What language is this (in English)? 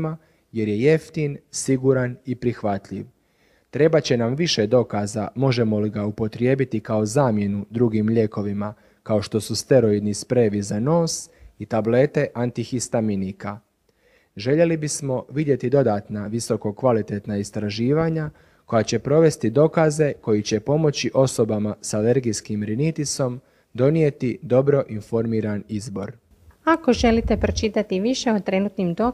Croatian